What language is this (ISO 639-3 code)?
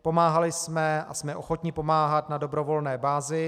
ces